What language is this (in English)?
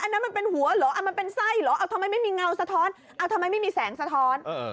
Thai